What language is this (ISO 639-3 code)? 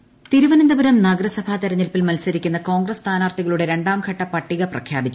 mal